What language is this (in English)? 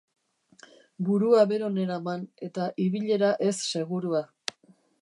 Basque